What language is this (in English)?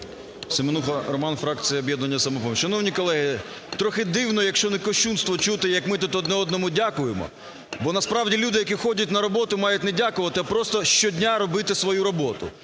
Ukrainian